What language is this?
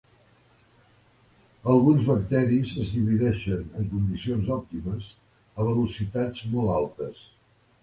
Catalan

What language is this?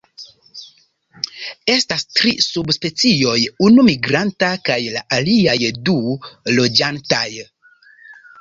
Esperanto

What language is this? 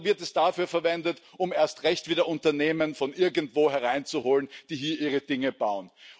German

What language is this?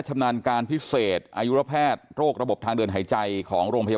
Thai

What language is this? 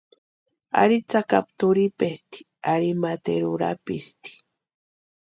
Western Highland Purepecha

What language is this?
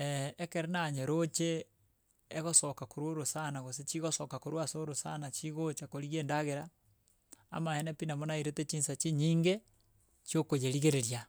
Gusii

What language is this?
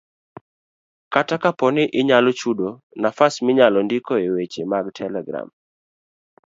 Luo (Kenya and Tanzania)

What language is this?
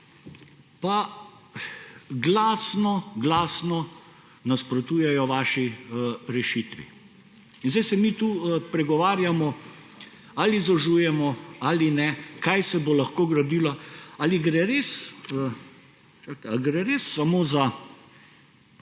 Slovenian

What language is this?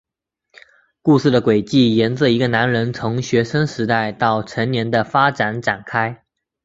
Chinese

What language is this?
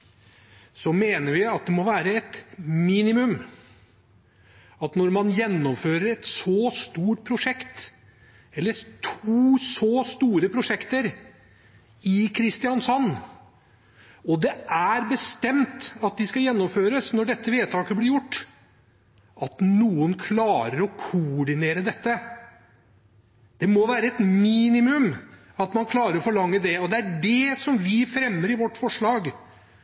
Norwegian Bokmål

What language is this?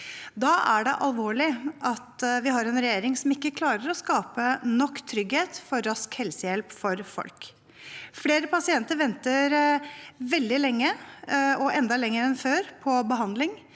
Norwegian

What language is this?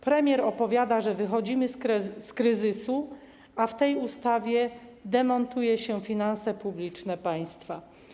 Polish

